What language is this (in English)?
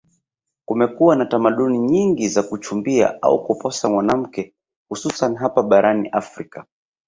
Swahili